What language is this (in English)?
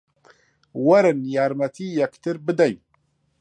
Central Kurdish